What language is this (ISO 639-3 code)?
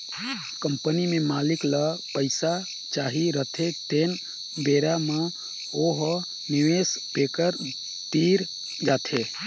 hne